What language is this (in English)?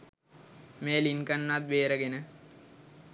Sinhala